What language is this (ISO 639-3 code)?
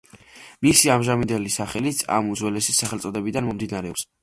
kat